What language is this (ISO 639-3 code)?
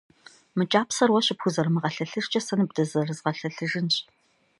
kbd